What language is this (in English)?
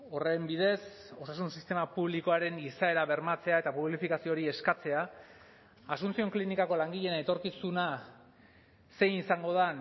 Basque